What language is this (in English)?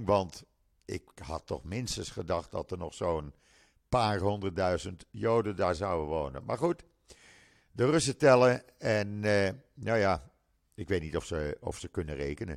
Dutch